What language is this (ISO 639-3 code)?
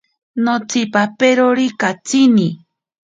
prq